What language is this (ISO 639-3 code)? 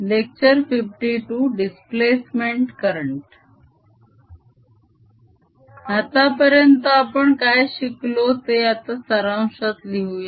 mar